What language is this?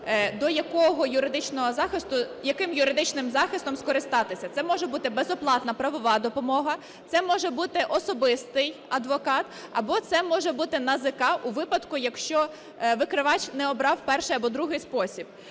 Ukrainian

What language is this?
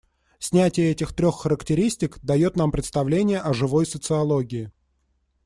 Russian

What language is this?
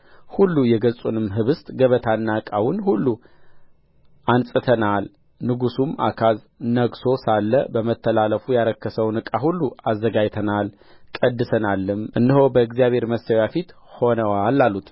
Amharic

